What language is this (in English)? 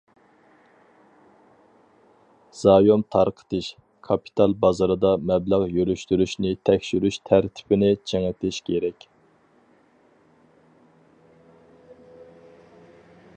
Uyghur